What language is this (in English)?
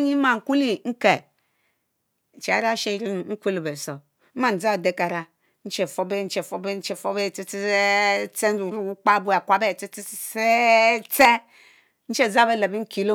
Mbe